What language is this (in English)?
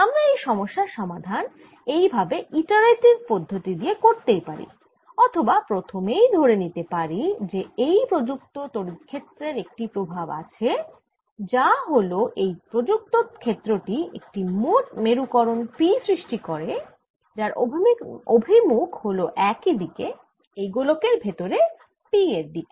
Bangla